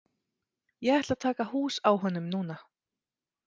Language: Icelandic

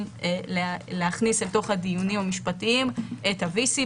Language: Hebrew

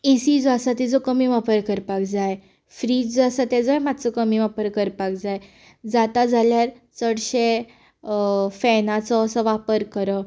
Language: Konkani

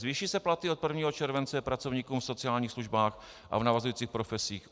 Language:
Czech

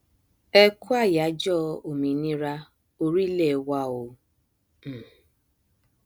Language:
Yoruba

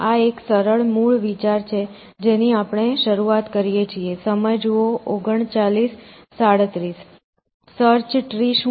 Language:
Gujarati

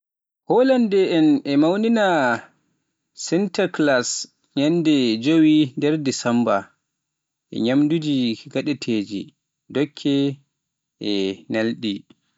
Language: Pular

